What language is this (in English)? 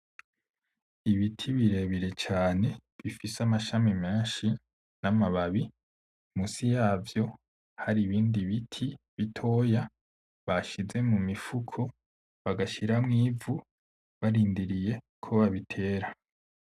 Rundi